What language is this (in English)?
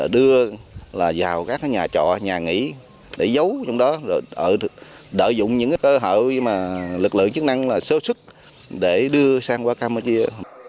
Vietnamese